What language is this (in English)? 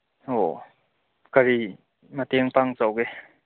Manipuri